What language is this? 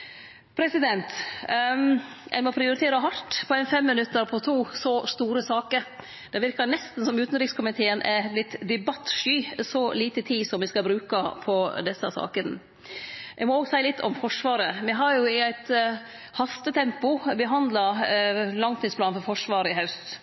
Norwegian Nynorsk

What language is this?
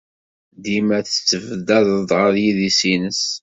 Kabyle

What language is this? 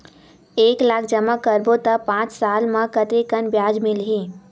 Chhattisgarhi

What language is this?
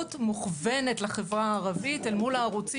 Hebrew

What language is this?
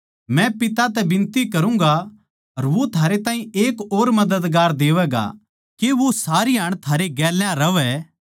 Haryanvi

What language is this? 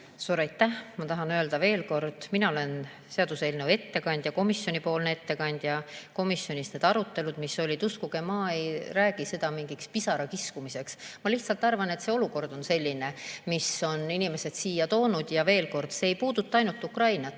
Estonian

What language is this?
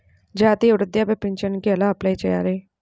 Telugu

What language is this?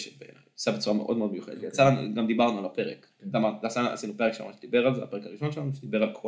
Hebrew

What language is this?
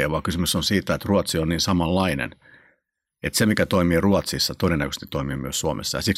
Finnish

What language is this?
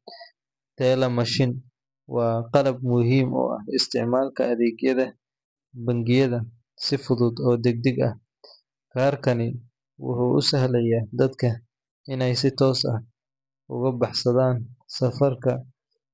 Somali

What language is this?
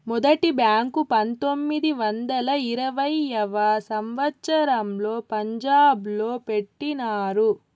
Telugu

